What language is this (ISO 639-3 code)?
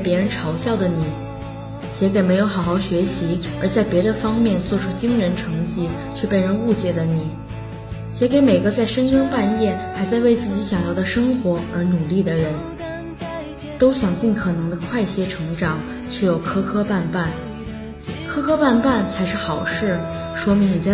zho